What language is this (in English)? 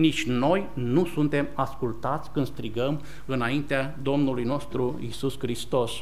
Romanian